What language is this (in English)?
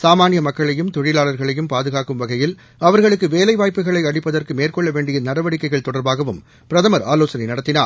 Tamil